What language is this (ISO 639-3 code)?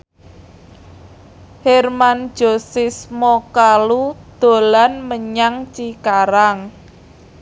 jav